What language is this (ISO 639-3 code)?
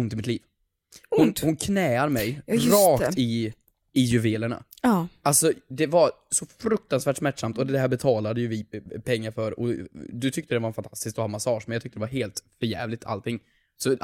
swe